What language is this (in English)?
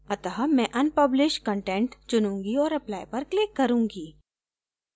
Hindi